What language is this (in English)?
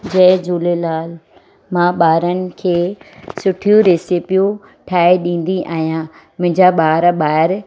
Sindhi